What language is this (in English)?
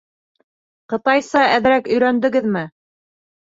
Bashkir